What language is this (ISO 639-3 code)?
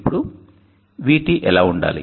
tel